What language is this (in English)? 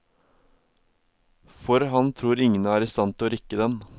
Norwegian